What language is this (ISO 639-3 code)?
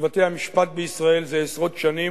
heb